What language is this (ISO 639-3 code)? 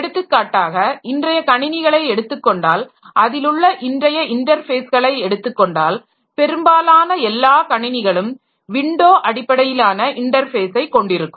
tam